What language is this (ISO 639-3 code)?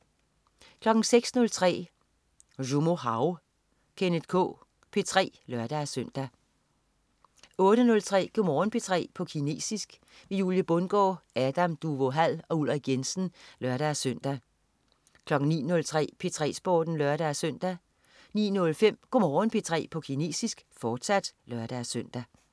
dan